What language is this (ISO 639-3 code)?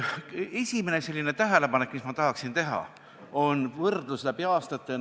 est